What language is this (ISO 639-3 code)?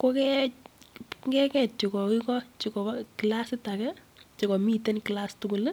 kln